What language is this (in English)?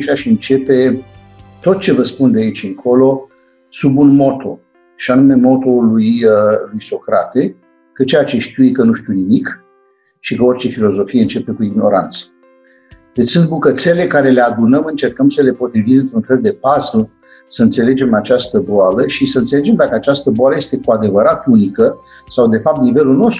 Romanian